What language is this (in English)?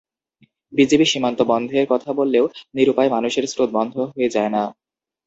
Bangla